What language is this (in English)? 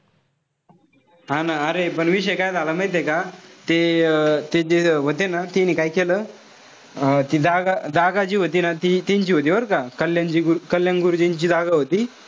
Marathi